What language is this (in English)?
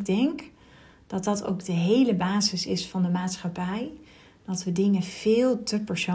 Dutch